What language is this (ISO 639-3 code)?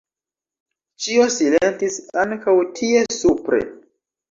epo